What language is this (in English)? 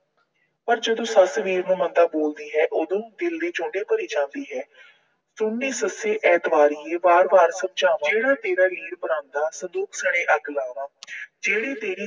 Punjabi